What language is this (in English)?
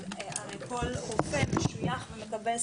Hebrew